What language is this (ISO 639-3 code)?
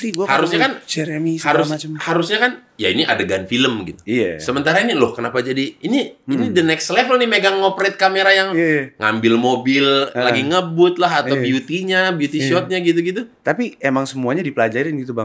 ind